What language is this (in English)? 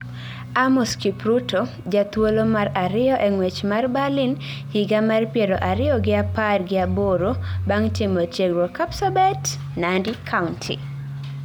Luo (Kenya and Tanzania)